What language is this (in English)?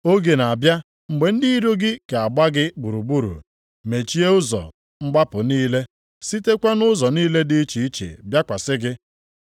Igbo